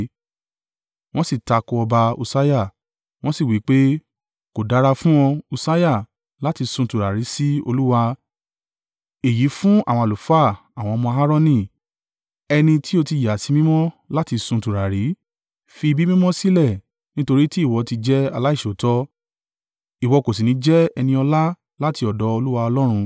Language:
Yoruba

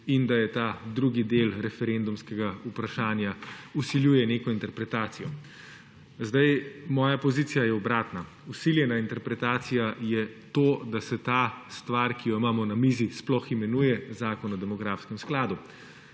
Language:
Slovenian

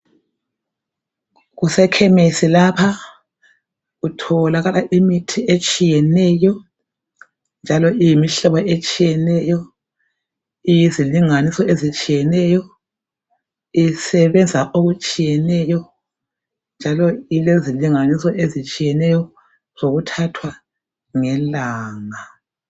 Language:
North Ndebele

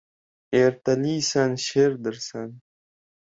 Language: Uzbek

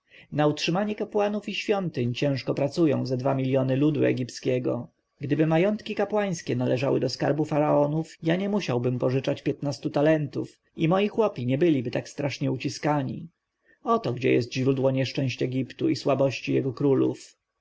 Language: Polish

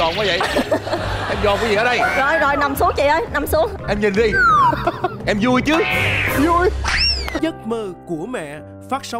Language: Vietnamese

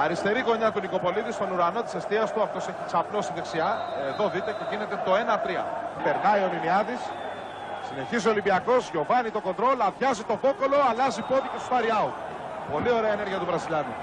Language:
Greek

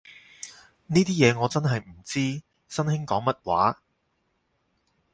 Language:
Cantonese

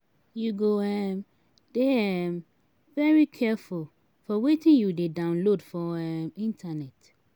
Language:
Nigerian Pidgin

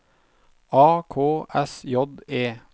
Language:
Norwegian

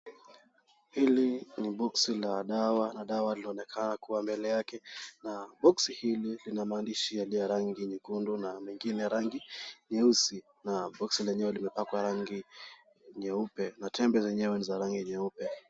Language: Swahili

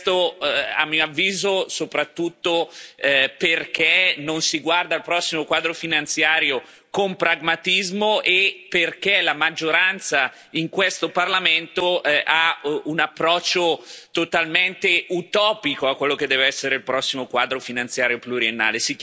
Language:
Italian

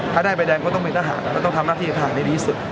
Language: Thai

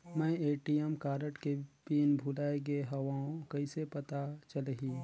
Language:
Chhattisgarhi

